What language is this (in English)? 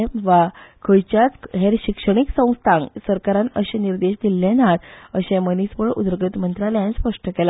Konkani